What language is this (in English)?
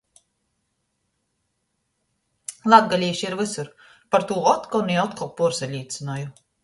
Latgalian